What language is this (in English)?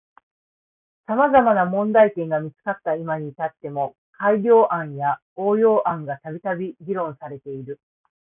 Japanese